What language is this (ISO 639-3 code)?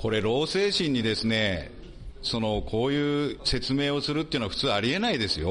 jpn